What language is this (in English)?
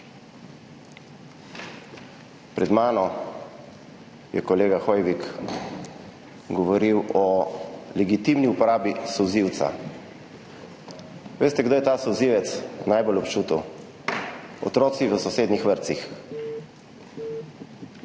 Slovenian